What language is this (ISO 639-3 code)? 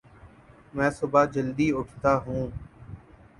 urd